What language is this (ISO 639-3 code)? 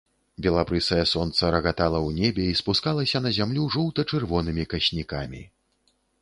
bel